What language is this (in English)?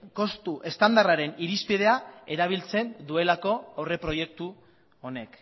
Basque